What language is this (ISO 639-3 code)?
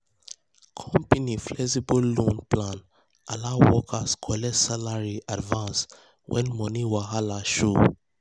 pcm